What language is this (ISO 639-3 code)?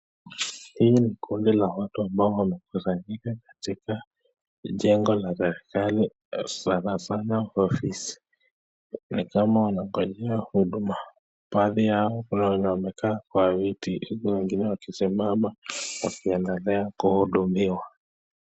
swa